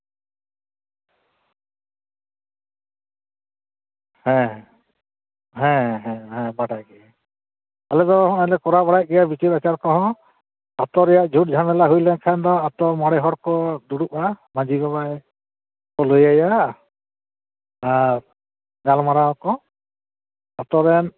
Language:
Santali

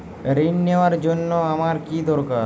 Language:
Bangla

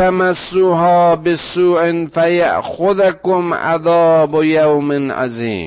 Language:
Persian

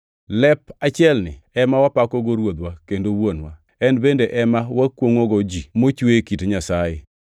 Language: Luo (Kenya and Tanzania)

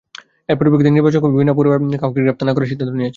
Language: Bangla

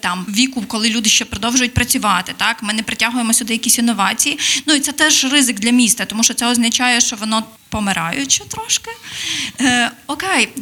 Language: Ukrainian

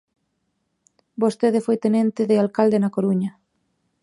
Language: Galician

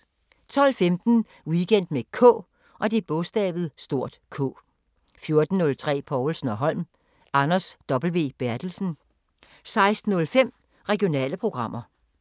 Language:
Danish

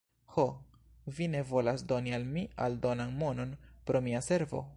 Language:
Esperanto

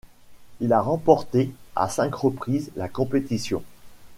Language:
French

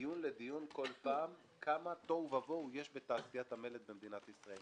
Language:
Hebrew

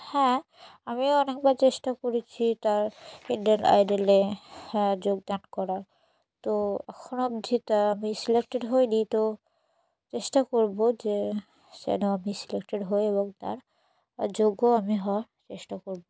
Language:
Bangla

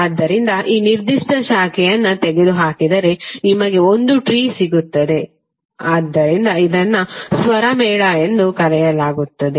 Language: Kannada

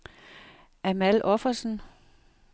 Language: Danish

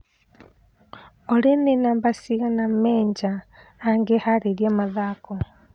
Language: Kikuyu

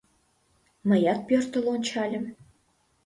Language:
Mari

